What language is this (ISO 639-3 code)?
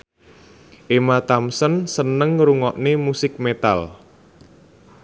jav